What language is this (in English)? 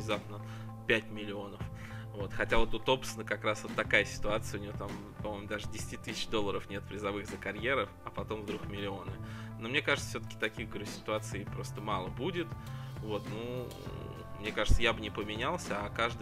Russian